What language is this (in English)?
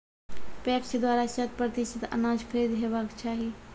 Maithili